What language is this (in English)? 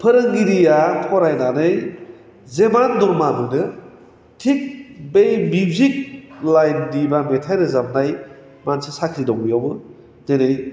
Bodo